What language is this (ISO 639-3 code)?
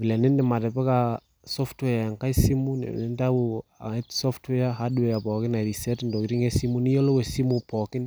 mas